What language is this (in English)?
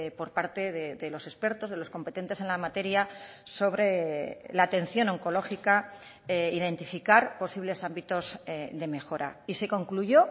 Spanish